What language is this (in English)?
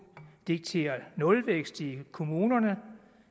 Danish